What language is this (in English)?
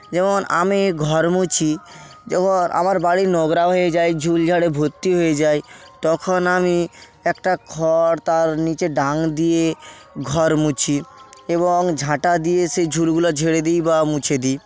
Bangla